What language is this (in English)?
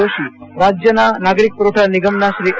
Gujarati